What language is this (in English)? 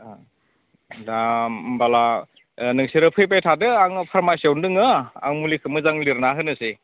Bodo